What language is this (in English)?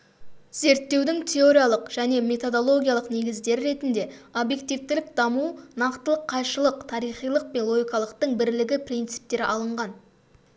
Kazakh